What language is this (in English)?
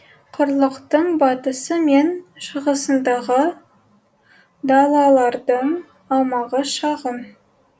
Kazakh